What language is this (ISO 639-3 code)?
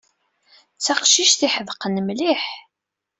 kab